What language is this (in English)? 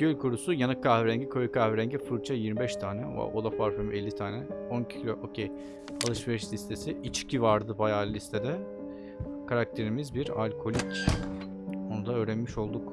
Turkish